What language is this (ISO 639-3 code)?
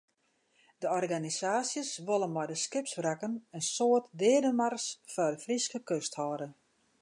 fry